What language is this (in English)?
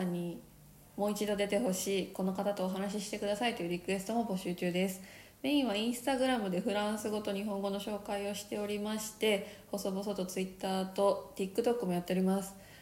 Japanese